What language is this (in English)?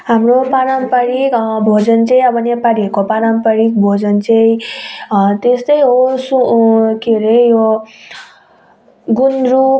Nepali